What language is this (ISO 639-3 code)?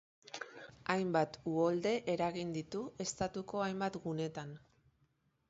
eus